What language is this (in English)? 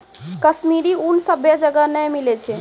Maithili